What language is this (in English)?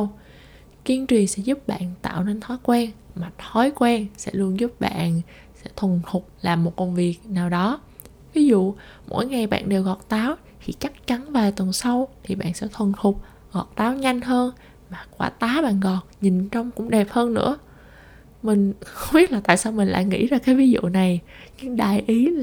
Vietnamese